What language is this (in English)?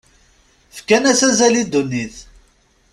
Kabyle